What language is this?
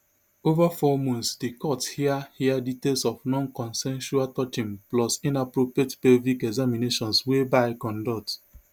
Nigerian Pidgin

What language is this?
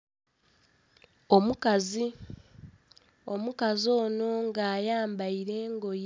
Soga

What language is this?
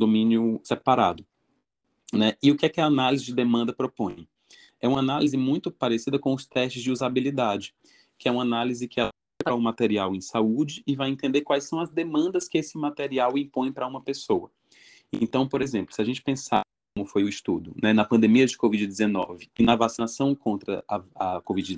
Portuguese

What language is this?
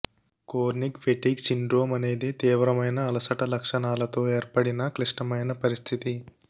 Telugu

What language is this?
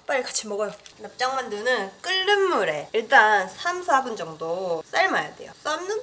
Korean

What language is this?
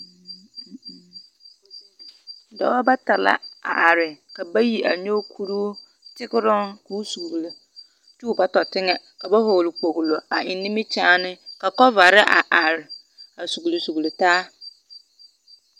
Southern Dagaare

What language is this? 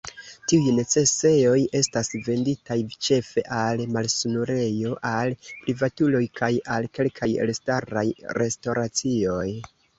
Esperanto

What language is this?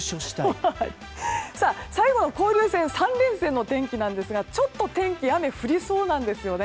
Japanese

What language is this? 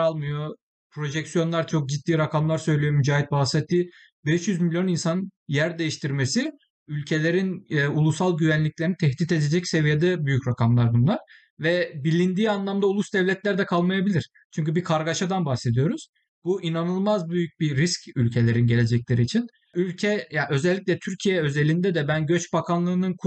Turkish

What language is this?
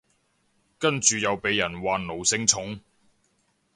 Cantonese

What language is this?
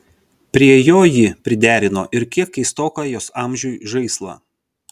Lithuanian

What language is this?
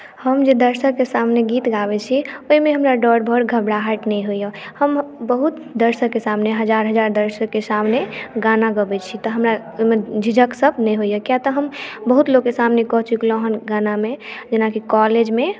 Maithili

